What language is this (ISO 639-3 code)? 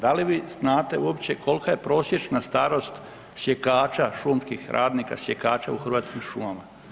hrv